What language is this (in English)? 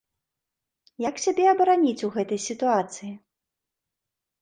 Belarusian